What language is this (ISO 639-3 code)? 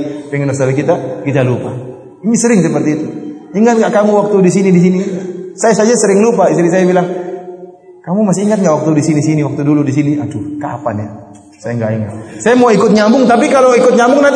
ind